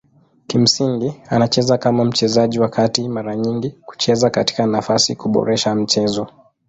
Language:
Swahili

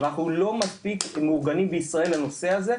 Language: Hebrew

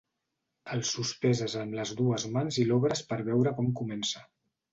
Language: Catalan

